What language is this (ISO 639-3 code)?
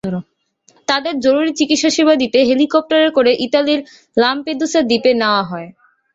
ben